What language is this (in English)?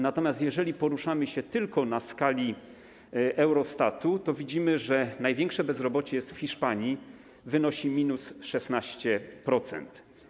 Polish